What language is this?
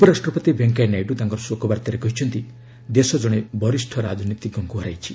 Odia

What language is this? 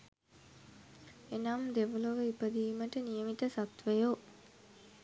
Sinhala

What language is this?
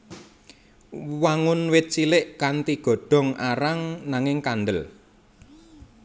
Javanese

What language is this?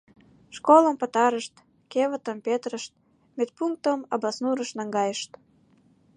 Mari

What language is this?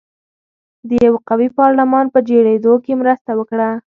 Pashto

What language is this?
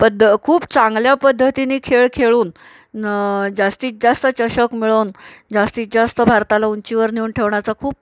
Marathi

